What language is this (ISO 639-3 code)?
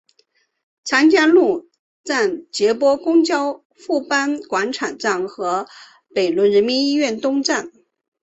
zho